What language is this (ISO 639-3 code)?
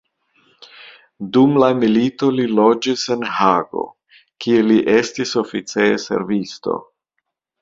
epo